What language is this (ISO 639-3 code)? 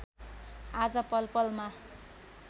nep